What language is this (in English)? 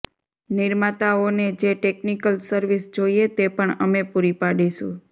Gujarati